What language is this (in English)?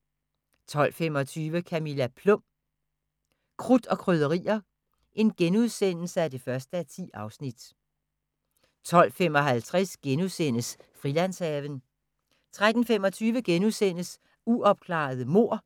Danish